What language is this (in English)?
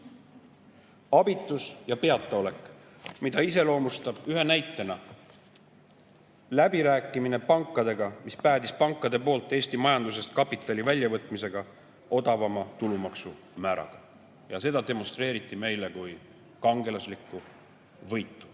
Estonian